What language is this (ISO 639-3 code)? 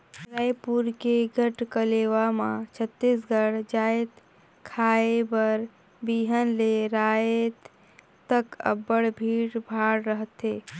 hne